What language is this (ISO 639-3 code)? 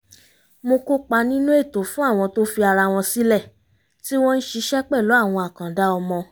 yor